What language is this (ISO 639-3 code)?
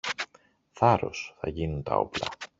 ell